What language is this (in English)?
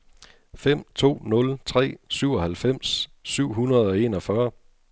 Danish